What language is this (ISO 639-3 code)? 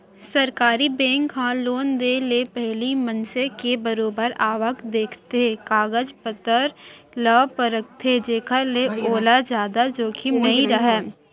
hne